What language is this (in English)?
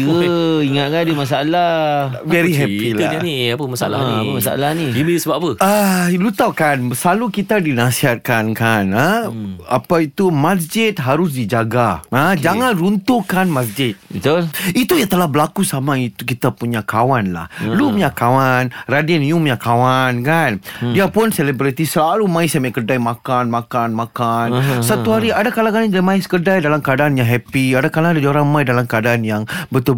Malay